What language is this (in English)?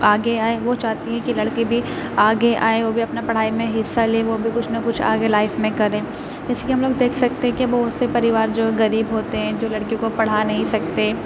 Urdu